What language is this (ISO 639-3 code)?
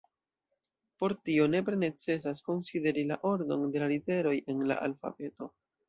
epo